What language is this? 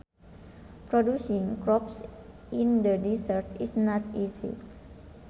Sundanese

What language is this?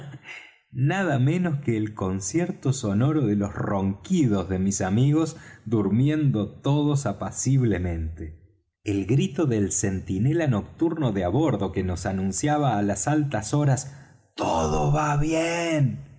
Spanish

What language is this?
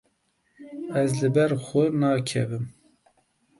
Kurdish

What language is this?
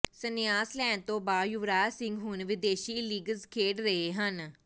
Punjabi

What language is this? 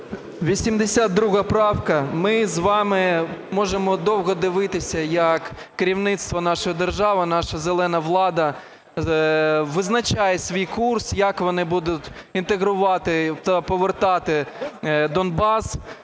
Ukrainian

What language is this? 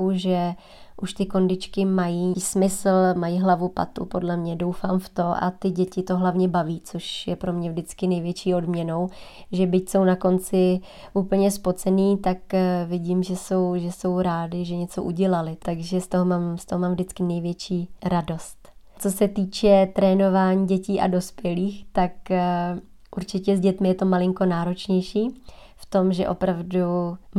Czech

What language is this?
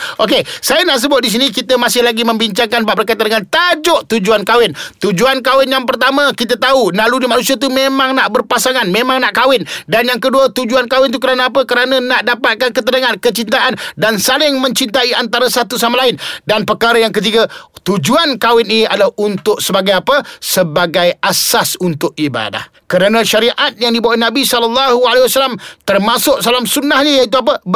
Malay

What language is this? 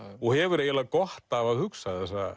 Icelandic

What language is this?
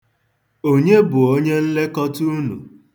Igbo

